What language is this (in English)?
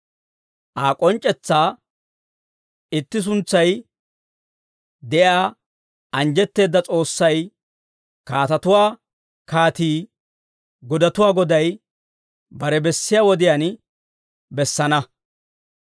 Dawro